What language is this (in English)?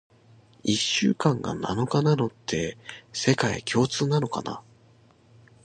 Japanese